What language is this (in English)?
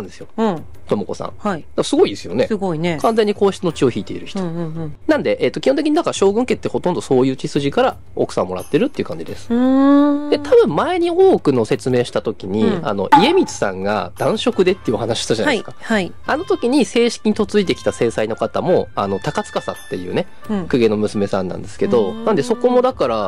Japanese